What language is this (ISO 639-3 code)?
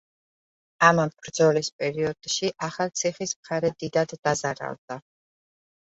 kat